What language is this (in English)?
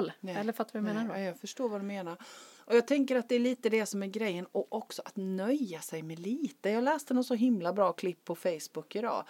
Swedish